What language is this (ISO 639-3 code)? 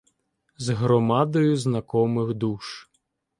ukr